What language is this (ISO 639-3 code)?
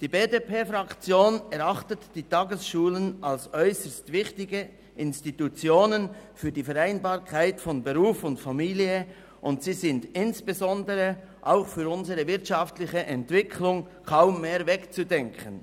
gsw